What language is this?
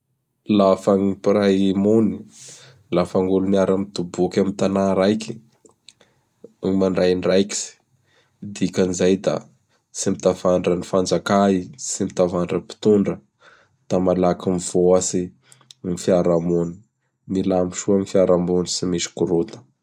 Bara Malagasy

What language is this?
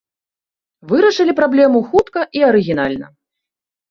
Belarusian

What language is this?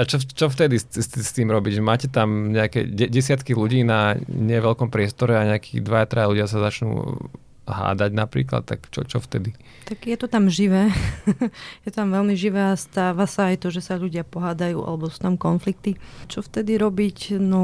Slovak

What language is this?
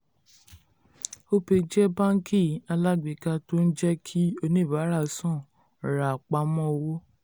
Yoruba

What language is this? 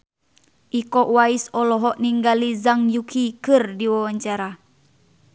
Sundanese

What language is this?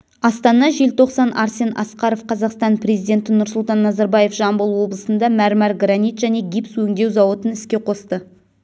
Kazakh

